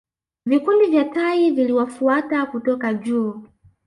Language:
Swahili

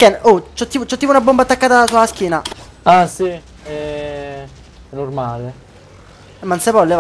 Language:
Italian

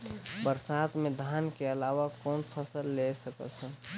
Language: Chhattisgarhi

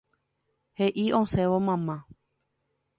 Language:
Guarani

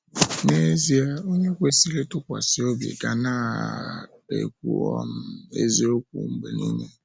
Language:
Igbo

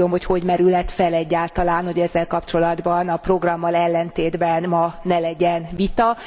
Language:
Hungarian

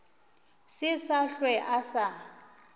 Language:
Northern Sotho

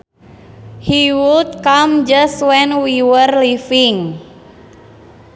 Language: Sundanese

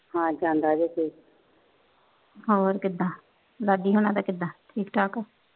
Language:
Punjabi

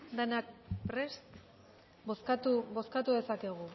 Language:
Basque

